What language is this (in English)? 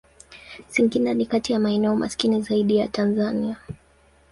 Swahili